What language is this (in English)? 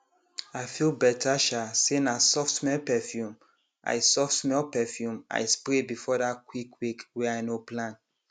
Nigerian Pidgin